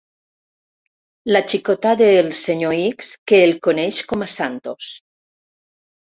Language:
Catalan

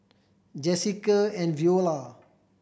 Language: English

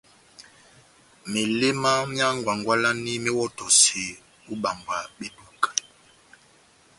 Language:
Batanga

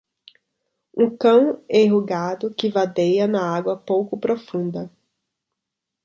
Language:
Portuguese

